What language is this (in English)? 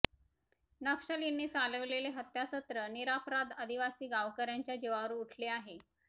Marathi